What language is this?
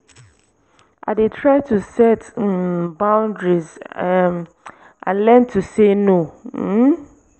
Nigerian Pidgin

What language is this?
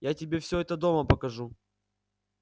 Russian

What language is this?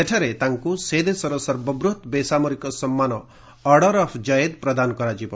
Odia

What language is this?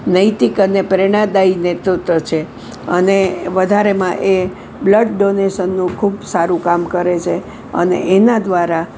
Gujarati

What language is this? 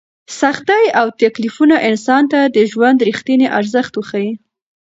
Pashto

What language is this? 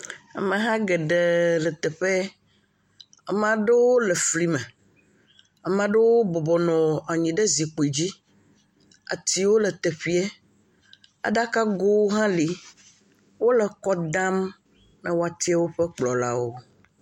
Ewe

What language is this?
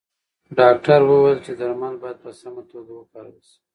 Pashto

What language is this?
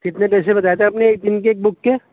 Urdu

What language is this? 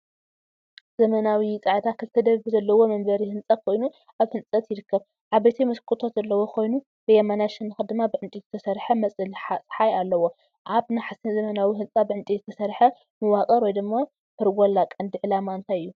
Tigrinya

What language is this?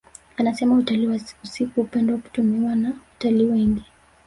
Swahili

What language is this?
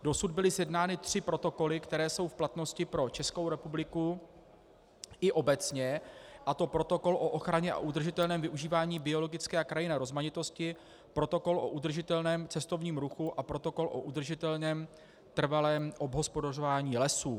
Czech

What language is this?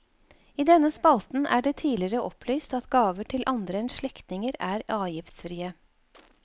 Norwegian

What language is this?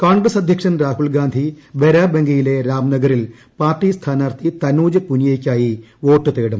Malayalam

